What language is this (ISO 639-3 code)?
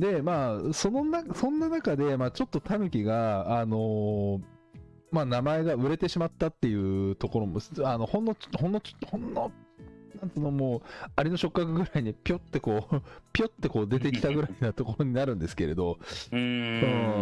jpn